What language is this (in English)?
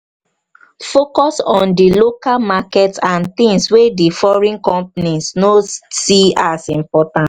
Nigerian Pidgin